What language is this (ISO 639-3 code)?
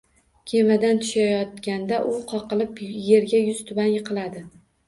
uzb